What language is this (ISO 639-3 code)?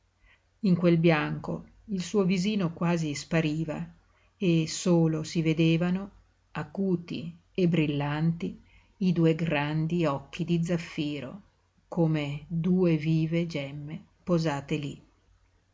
ita